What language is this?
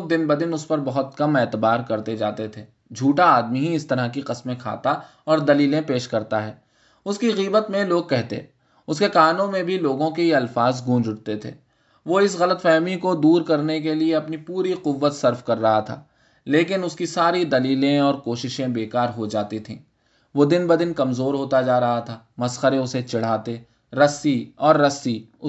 Urdu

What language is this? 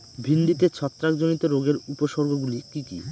Bangla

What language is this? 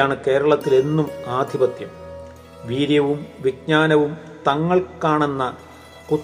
Malayalam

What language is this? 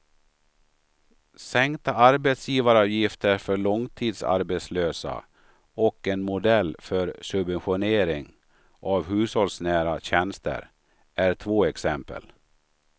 Swedish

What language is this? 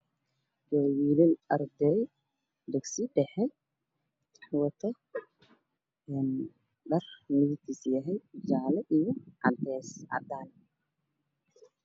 Somali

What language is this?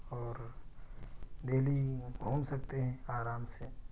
Urdu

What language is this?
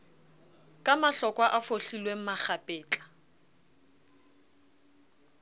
Southern Sotho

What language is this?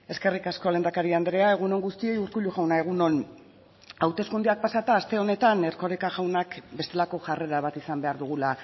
Basque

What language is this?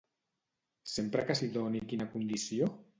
Catalan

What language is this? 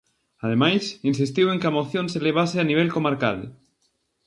Galician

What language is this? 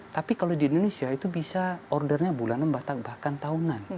Indonesian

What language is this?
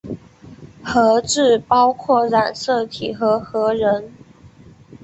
Chinese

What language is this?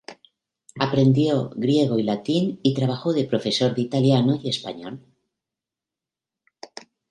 Spanish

